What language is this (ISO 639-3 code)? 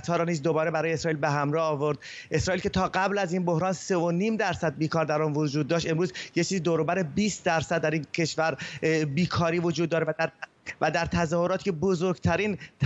fas